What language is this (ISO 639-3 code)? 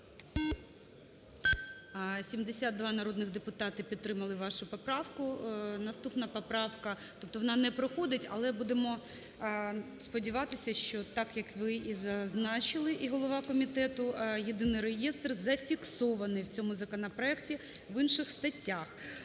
ukr